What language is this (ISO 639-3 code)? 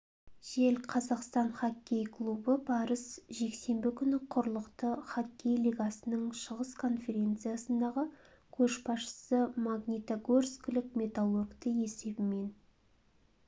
kaz